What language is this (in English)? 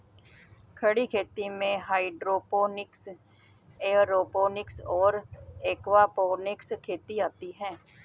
Hindi